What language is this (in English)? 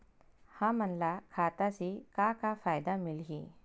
Chhattisgarhi